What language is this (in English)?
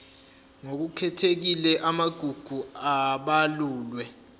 Zulu